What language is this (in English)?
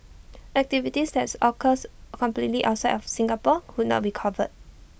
English